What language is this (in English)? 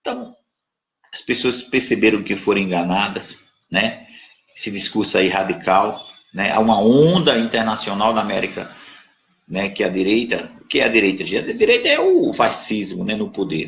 Portuguese